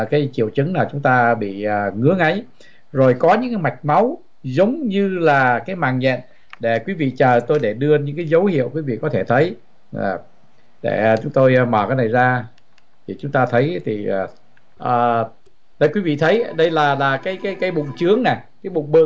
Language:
Vietnamese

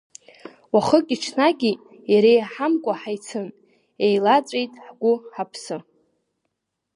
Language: Abkhazian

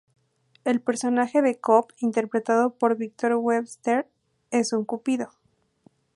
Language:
Spanish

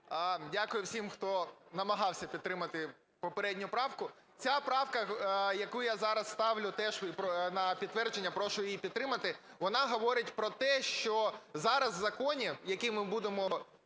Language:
Ukrainian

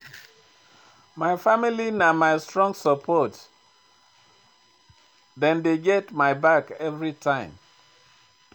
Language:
Nigerian Pidgin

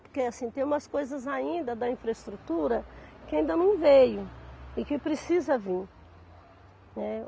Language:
Portuguese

